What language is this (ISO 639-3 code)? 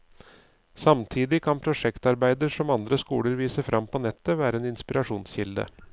nor